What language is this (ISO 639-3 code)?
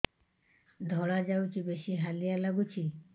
ori